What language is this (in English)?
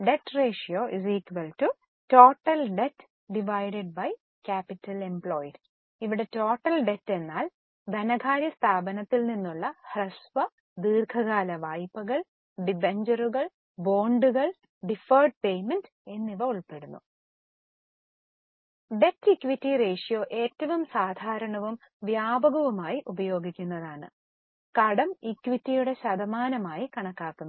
Malayalam